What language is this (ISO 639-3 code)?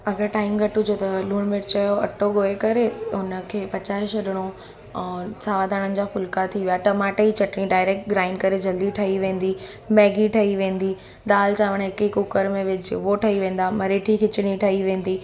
snd